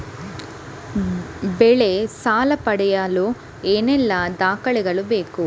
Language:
Kannada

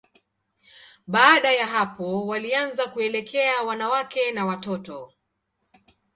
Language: Swahili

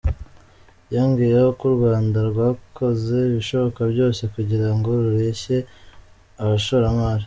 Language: Kinyarwanda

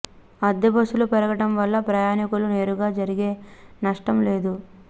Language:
Telugu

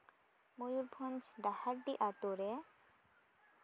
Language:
Santali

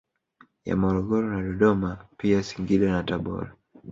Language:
Swahili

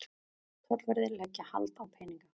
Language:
Icelandic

